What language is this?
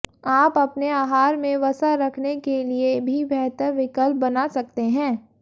Hindi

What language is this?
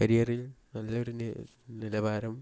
Malayalam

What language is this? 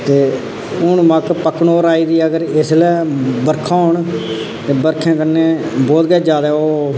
Dogri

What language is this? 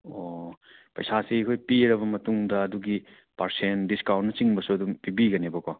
Manipuri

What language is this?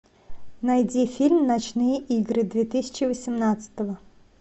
Russian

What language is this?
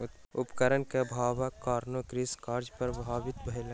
Maithili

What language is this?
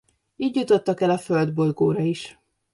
Hungarian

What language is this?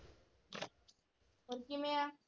Punjabi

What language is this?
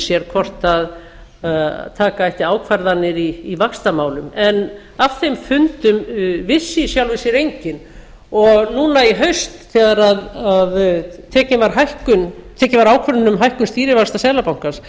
Icelandic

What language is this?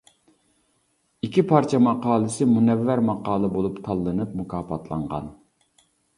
Uyghur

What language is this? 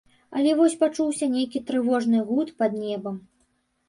Belarusian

